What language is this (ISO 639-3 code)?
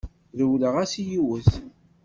kab